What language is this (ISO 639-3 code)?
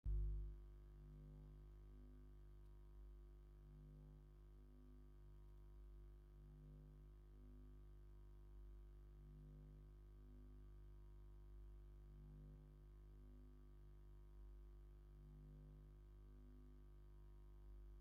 tir